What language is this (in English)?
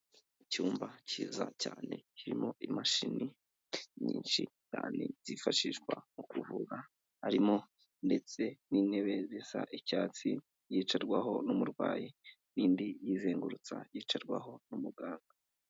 Kinyarwanda